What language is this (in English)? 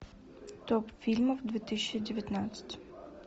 Russian